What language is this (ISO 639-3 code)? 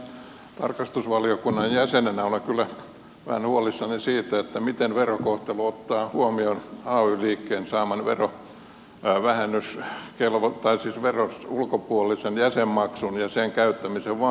fin